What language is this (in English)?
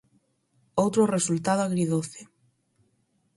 Galician